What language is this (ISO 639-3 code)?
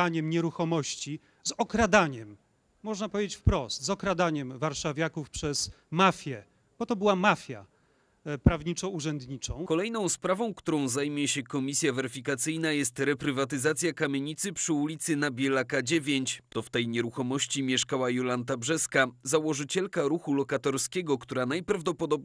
pol